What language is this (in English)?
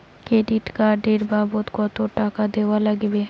Bangla